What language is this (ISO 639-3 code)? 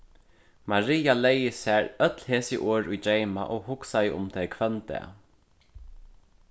fao